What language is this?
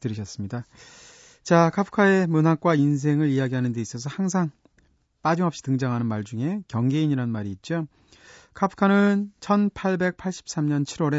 Korean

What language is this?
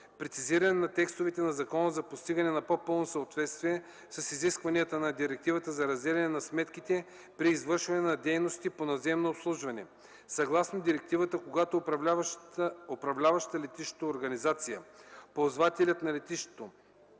Bulgarian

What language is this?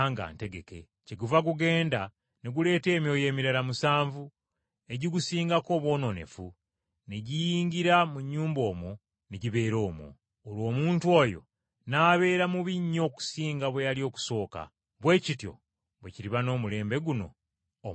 Ganda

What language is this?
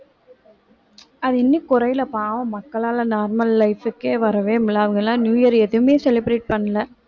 Tamil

